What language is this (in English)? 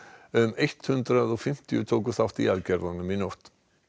Icelandic